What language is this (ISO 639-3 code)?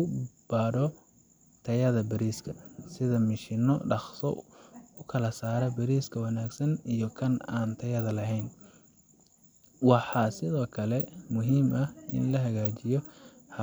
som